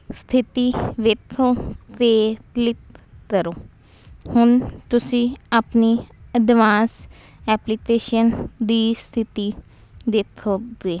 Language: Punjabi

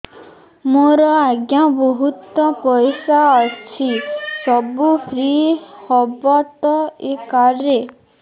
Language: Odia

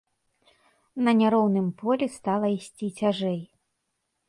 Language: Belarusian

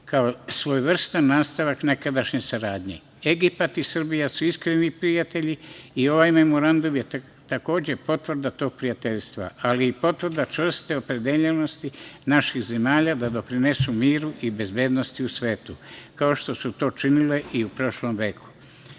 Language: Serbian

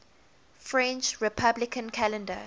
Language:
English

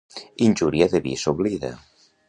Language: Catalan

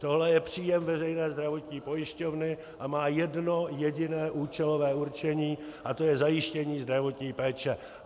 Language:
Czech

